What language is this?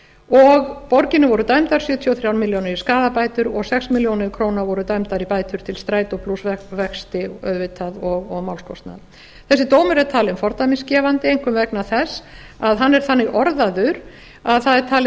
Icelandic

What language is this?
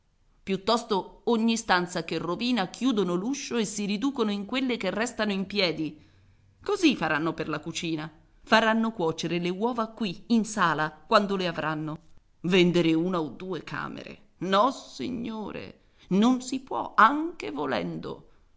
Italian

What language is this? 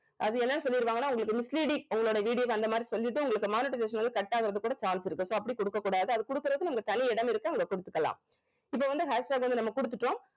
Tamil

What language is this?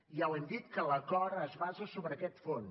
Catalan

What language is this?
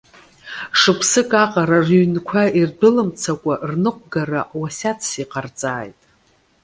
Abkhazian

